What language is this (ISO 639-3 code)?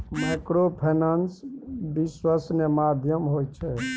mai